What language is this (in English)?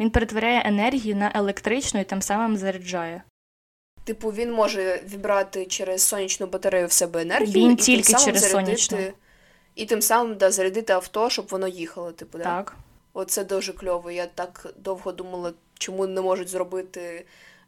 Ukrainian